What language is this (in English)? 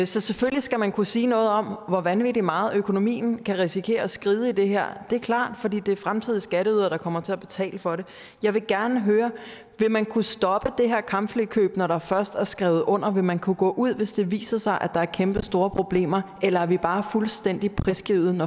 Danish